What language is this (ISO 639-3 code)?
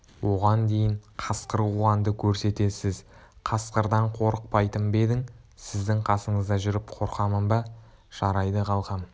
kaz